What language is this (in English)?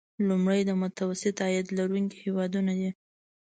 Pashto